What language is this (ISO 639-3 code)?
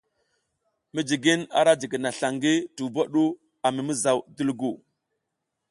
giz